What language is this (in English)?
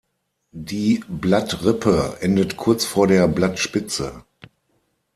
German